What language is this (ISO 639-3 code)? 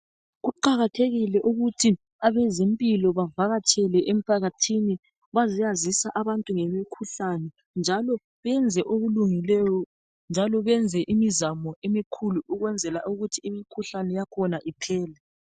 nde